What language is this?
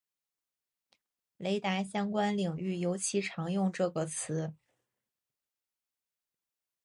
Chinese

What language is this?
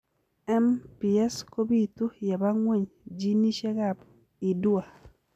Kalenjin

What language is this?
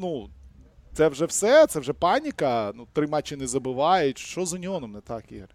Ukrainian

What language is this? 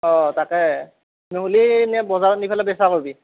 Assamese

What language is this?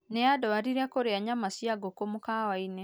Kikuyu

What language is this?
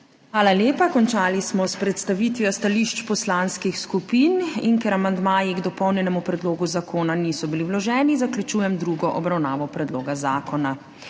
Slovenian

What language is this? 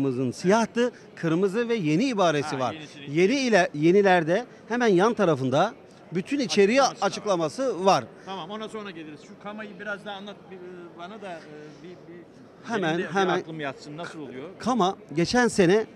Turkish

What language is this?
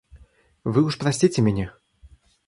Russian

